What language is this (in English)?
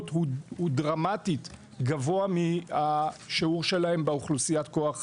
Hebrew